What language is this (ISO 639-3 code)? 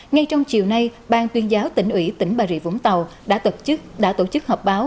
vie